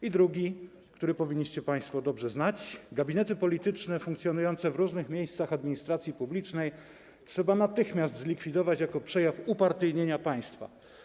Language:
Polish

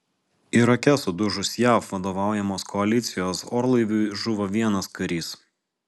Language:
Lithuanian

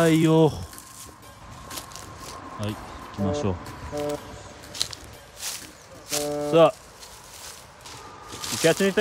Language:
Japanese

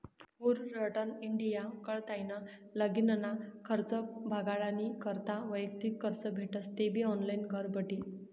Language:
Marathi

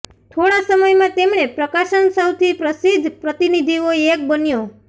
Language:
Gujarati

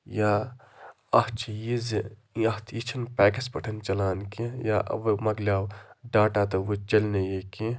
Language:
Kashmiri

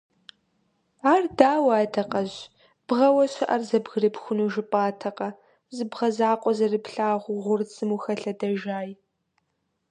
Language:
Kabardian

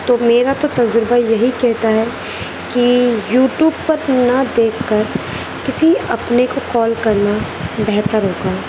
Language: Urdu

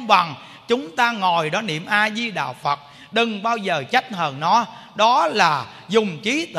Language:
Vietnamese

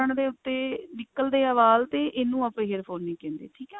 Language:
Punjabi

